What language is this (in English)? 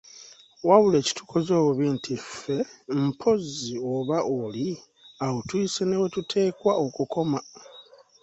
Ganda